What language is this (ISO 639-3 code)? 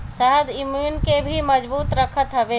bho